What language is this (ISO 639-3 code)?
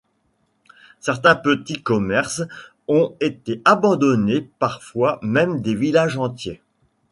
fra